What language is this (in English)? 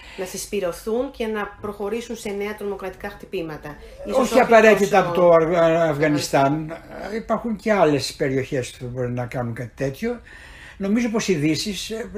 Greek